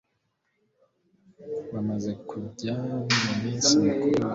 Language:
Kinyarwanda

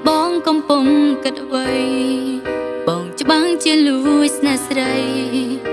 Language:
Thai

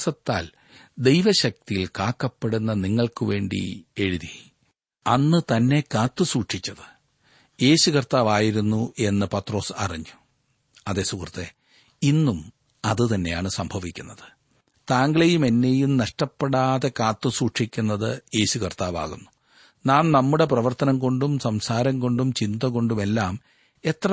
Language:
Malayalam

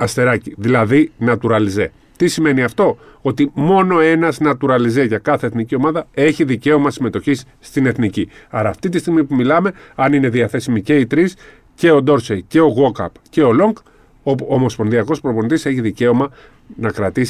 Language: Greek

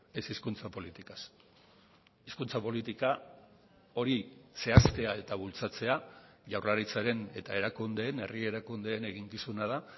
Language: Basque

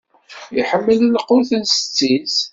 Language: Kabyle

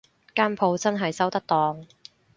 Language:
Cantonese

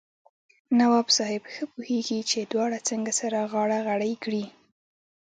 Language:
Pashto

